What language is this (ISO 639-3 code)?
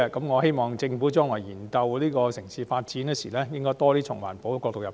yue